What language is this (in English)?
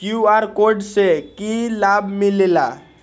Magahi